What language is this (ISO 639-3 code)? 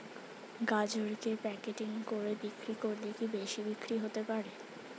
ben